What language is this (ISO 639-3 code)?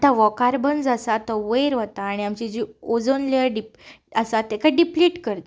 kok